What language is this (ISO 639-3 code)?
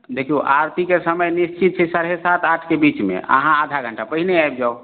mai